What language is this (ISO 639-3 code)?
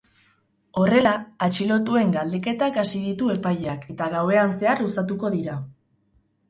eus